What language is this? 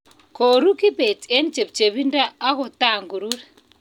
Kalenjin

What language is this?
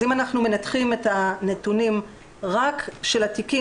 Hebrew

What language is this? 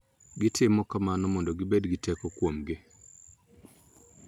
Luo (Kenya and Tanzania)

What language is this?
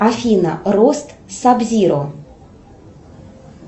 Russian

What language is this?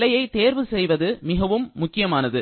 Tamil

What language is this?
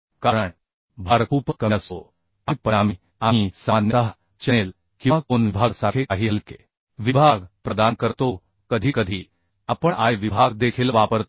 Marathi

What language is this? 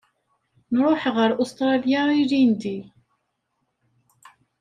Kabyle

